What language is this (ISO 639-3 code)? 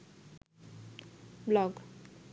ben